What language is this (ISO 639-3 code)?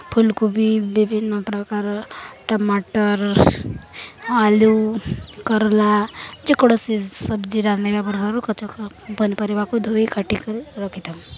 ori